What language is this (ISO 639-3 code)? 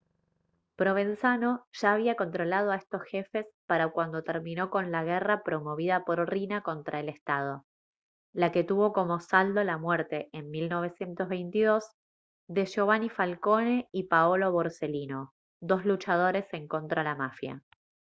spa